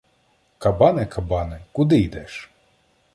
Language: Ukrainian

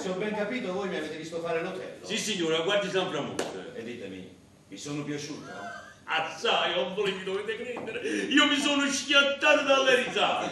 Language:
Italian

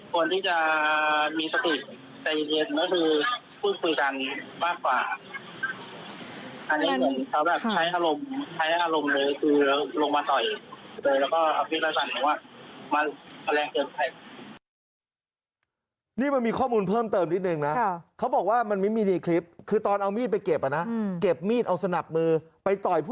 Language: Thai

